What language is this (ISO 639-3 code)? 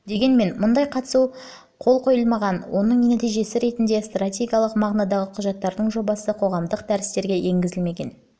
kaz